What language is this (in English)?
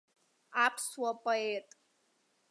Abkhazian